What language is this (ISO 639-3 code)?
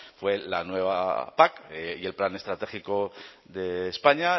spa